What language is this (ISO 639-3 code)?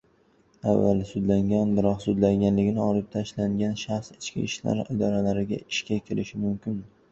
uzb